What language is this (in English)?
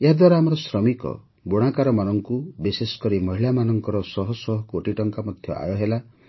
Odia